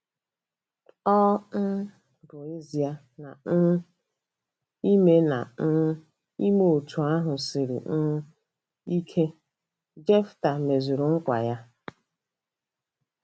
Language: Igbo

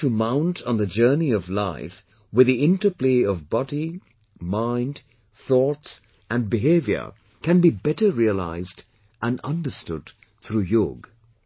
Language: English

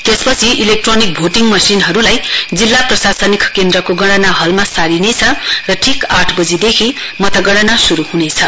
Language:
Nepali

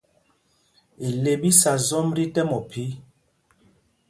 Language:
Mpumpong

